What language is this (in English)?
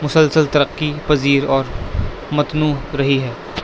Urdu